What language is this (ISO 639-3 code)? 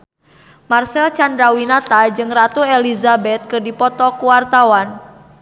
sun